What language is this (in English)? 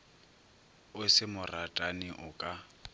Northern Sotho